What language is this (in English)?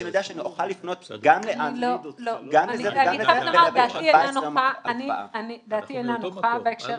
Hebrew